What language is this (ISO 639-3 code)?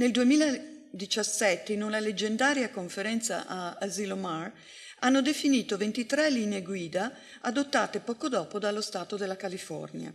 ita